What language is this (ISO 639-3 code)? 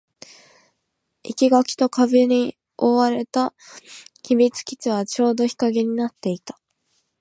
jpn